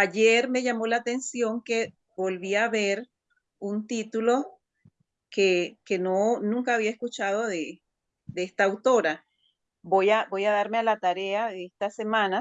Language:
Spanish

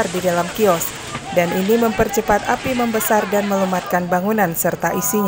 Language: Indonesian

